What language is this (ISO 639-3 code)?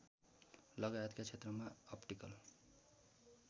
nep